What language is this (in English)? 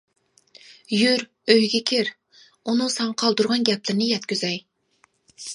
Uyghur